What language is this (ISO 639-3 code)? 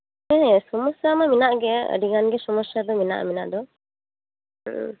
sat